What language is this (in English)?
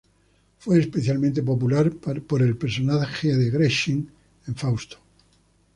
Spanish